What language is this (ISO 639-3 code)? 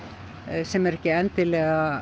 isl